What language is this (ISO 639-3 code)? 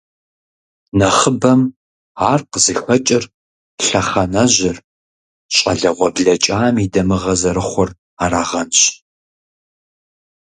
kbd